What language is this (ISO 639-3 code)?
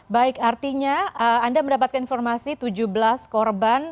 ind